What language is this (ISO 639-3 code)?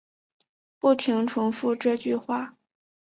zho